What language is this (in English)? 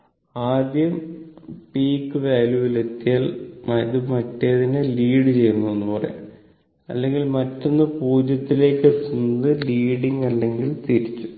Malayalam